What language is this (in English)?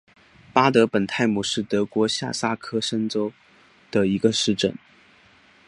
Chinese